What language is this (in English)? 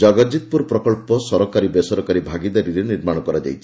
Odia